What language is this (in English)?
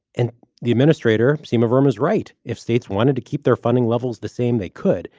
English